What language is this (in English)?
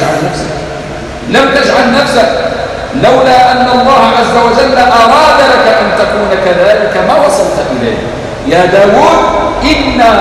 Arabic